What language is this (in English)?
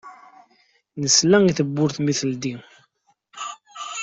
Kabyle